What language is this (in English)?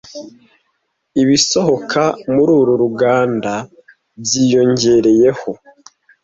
Kinyarwanda